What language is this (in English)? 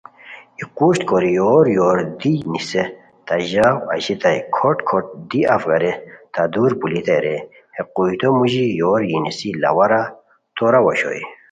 Khowar